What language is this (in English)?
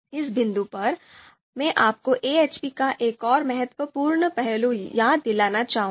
Hindi